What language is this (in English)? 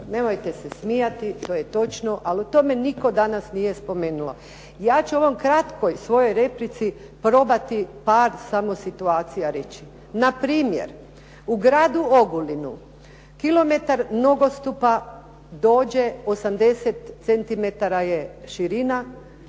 Croatian